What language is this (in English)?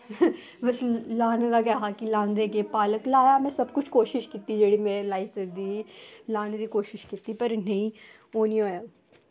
Dogri